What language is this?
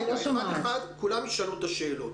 Hebrew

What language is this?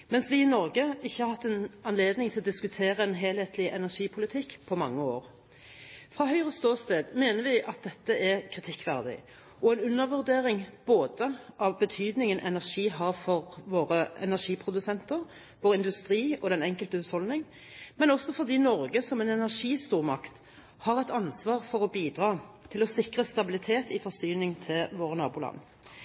Norwegian Bokmål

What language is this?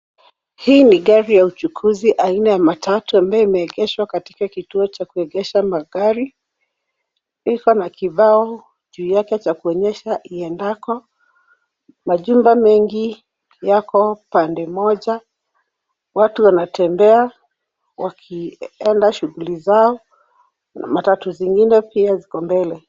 Swahili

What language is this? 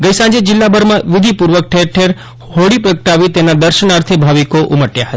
Gujarati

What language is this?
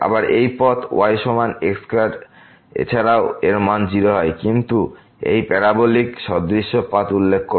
Bangla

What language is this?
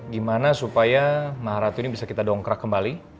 Indonesian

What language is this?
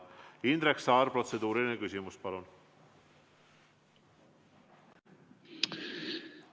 Estonian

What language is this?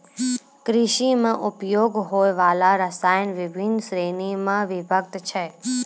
Maithili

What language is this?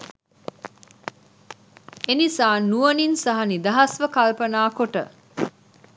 Sinhala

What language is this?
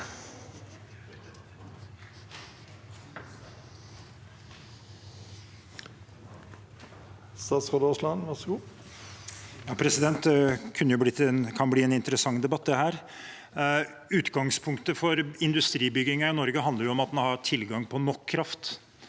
Norwegian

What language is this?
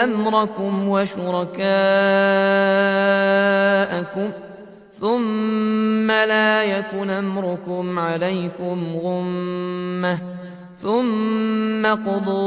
Arabic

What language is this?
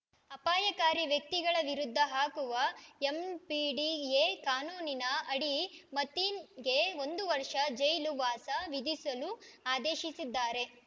Kannada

